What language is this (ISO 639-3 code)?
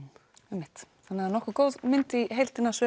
isl